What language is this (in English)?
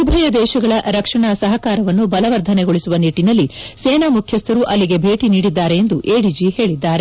Kannada